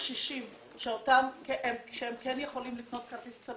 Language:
Hebrew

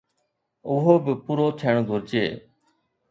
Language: Sindhi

